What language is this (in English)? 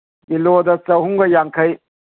Manipuri